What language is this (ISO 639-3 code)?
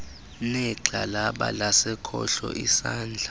xho